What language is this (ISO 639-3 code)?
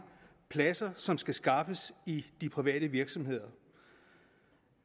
dan